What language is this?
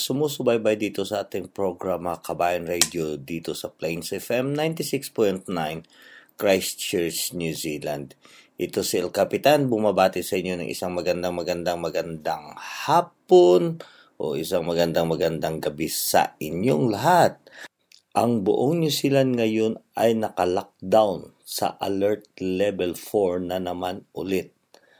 Filipino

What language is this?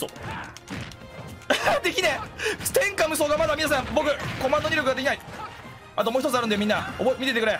Japanese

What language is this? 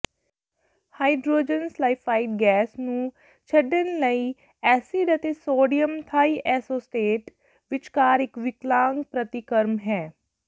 Punjabi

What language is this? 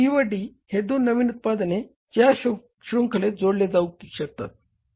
Marathi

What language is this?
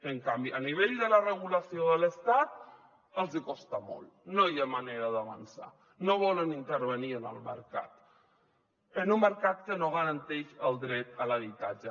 Catalan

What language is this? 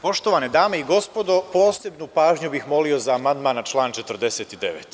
Serbian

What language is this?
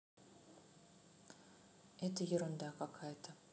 Russian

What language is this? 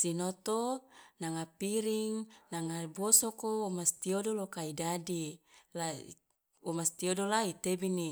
Loloda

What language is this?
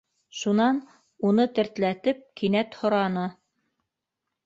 Bashkir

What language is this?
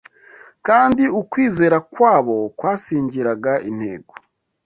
Kinyarwanda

